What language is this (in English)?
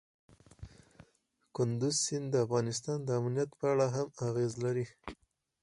Pashto